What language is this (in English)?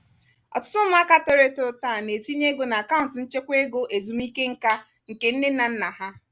Igbo